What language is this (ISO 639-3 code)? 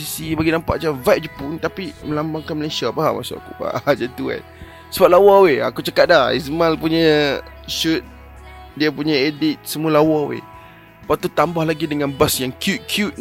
msa